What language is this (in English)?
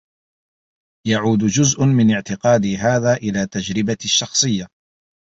Arabic